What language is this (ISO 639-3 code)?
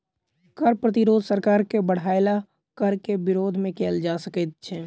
mai